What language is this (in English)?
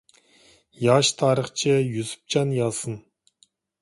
Uyghur